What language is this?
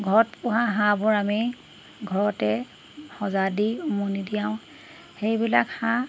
Assamese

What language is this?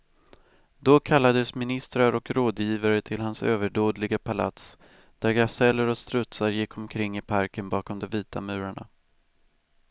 Swedish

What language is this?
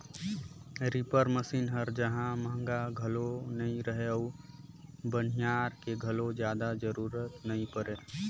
Chhattisgarhi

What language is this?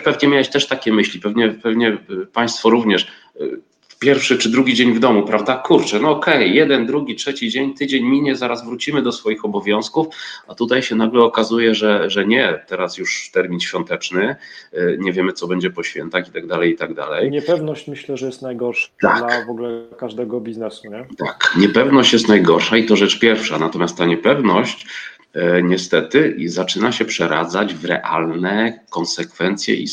Polish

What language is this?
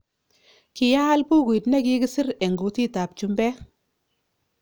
Kalenjin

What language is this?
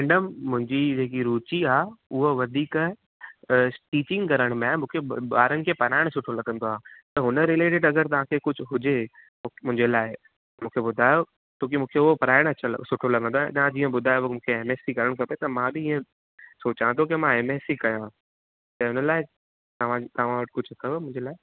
Sindhi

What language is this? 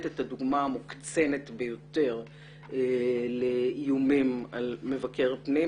Hebrew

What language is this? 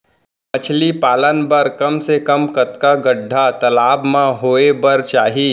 Chhattisgarhi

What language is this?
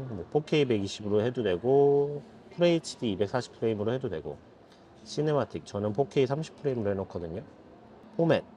Korean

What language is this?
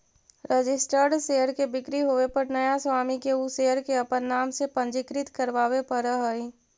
Magahi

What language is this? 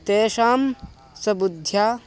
Sanskrit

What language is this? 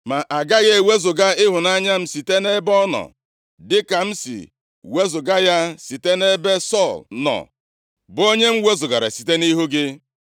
Igbo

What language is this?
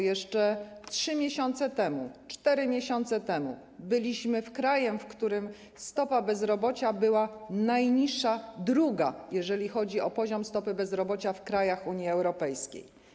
Polish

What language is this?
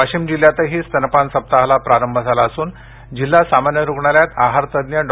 Marathi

